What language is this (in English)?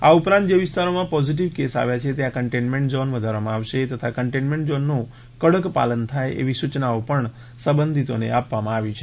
Gujarati